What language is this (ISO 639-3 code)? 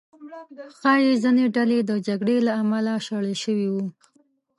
pus